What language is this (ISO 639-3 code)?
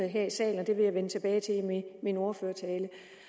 dan